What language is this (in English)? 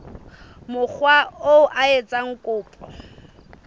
Southern Sotho